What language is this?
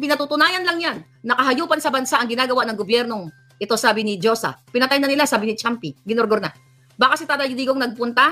Filipino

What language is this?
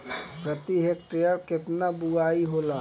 Bhojpuri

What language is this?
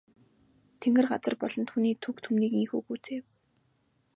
Mongolian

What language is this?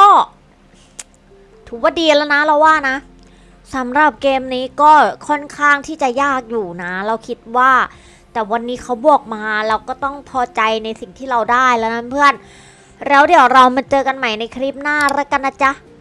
Thai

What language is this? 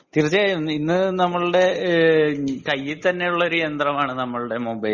Malayalam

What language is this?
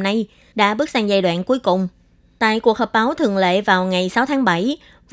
Vietnamese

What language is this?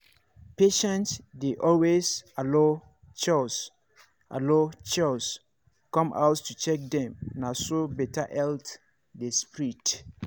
Nigerian Pidgin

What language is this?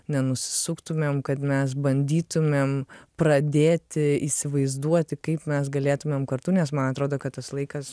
Lithuanian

